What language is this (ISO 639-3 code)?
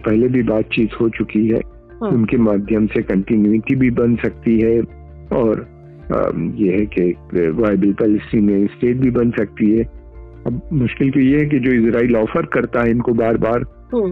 hin